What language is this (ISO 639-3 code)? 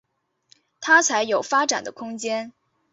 zho